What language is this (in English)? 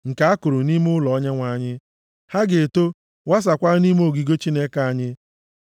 Igbo